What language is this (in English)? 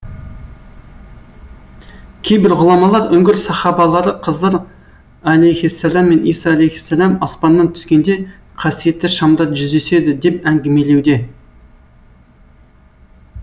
Kazakh